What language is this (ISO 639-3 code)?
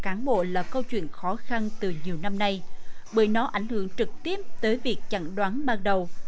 vie